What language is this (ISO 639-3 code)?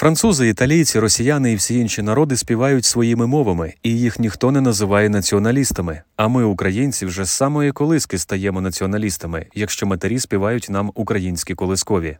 ukr